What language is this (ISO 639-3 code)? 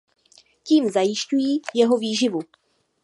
ces